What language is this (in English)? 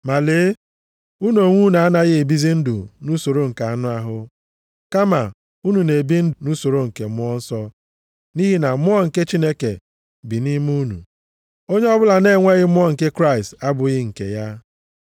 Igbo